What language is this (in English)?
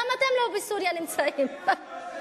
Hebrew